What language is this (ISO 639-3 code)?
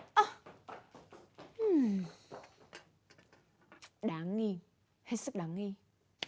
vie